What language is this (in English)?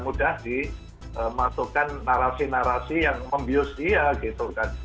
Indonesian